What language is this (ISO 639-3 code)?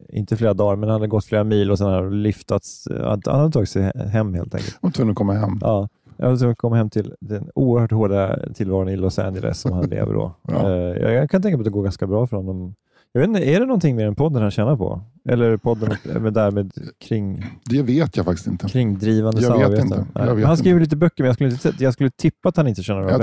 swe